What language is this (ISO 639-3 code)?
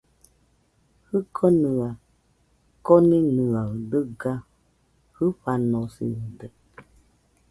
hux